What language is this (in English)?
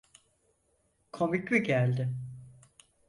Turkish